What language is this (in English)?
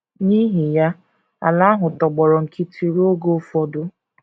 Igbo